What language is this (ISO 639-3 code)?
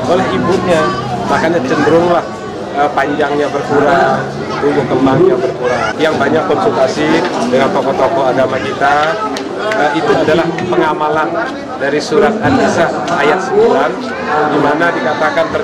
ind